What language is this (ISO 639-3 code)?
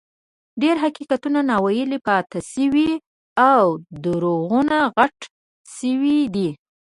pus